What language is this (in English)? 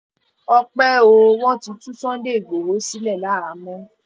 Yoruba